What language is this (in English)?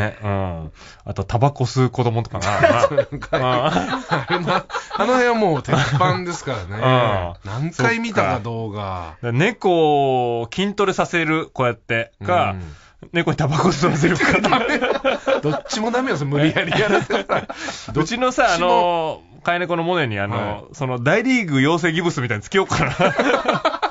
Japanese